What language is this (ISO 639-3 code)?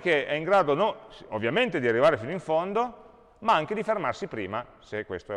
ita